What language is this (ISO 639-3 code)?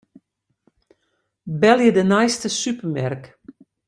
fry